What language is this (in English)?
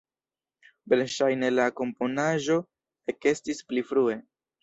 Esperanto